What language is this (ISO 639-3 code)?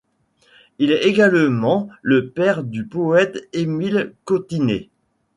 fra